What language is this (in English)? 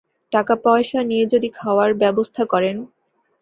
Bangla